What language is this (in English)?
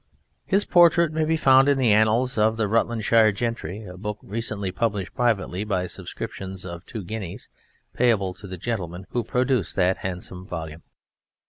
English